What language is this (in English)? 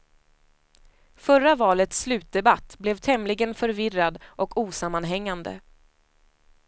Swedish